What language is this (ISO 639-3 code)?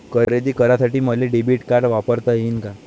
mar